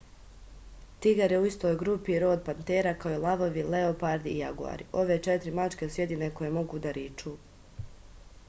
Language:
Serbian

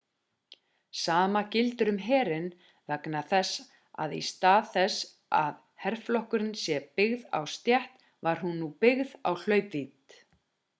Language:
Icelandic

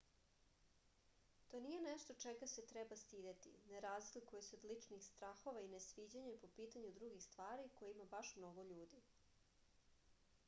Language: Serbian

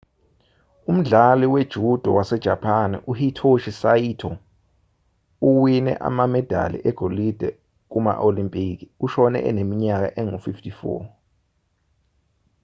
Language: Zulu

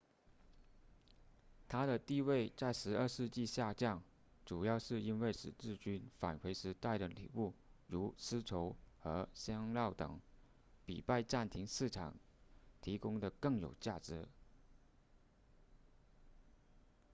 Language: Chinese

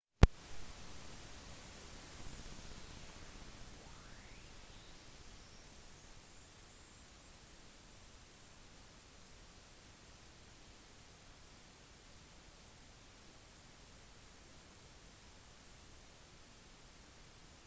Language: Norwegian Bokmål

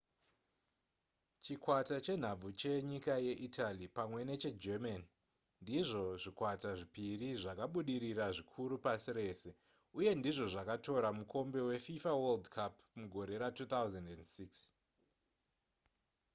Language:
Shona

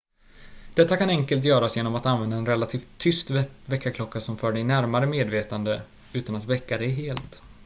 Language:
Swedish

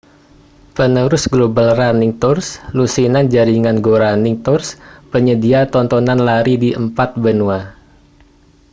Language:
Indonesian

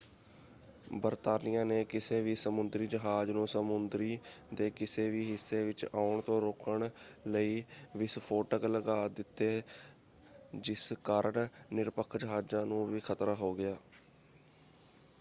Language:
Punjabi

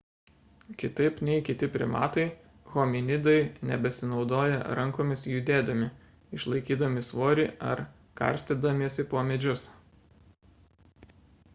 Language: Lithuanian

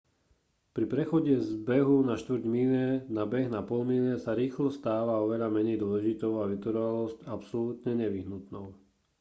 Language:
Slovak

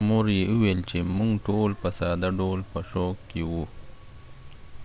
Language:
Pashto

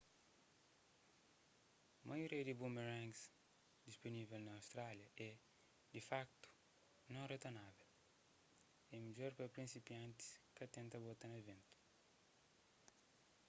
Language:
Kabuverdianu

